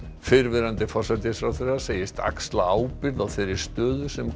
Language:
Icelandic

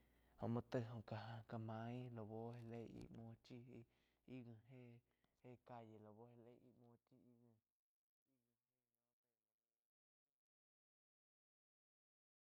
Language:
Quiotepec Chinantec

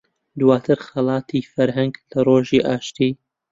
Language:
Central Kurdish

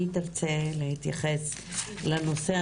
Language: Hebrew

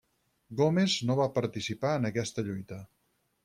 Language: Catalan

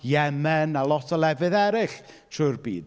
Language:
Welsh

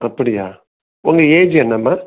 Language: Tamil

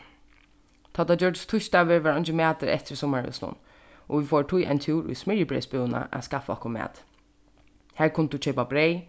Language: Faroese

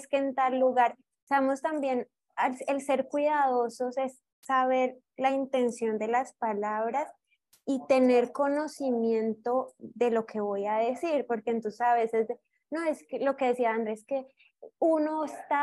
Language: Spanish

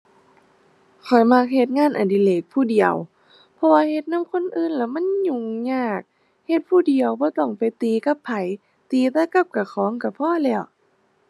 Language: Thai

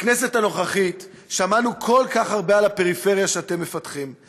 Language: Hebrew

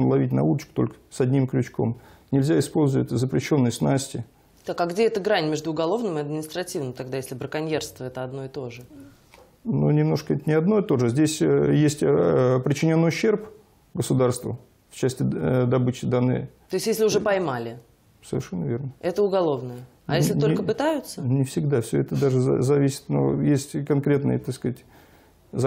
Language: Russian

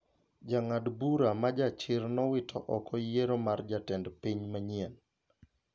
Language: Luo (Kenya and Tanzania)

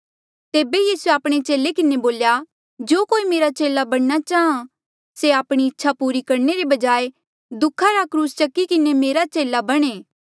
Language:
Mandeali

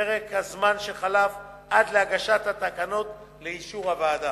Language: Hebrew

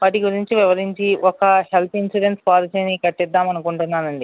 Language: Telugu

